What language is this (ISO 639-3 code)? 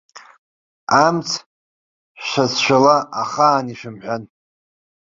abk